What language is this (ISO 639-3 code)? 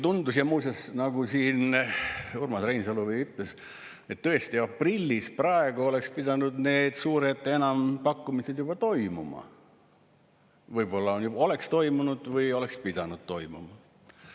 est